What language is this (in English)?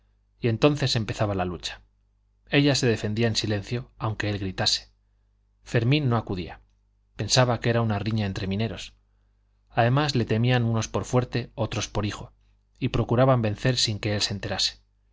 Spanish